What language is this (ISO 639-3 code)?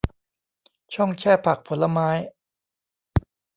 tha